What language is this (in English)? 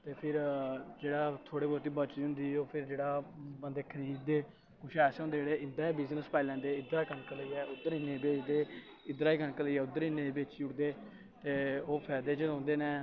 Dogri